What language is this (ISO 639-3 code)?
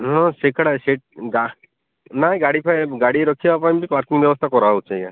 ori